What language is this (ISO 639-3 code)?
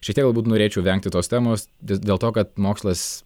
lit